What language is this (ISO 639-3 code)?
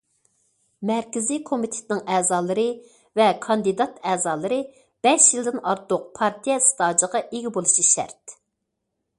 uig